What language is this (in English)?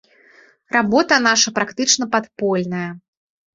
Belarusian